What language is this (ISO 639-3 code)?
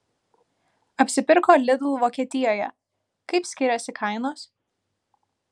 lit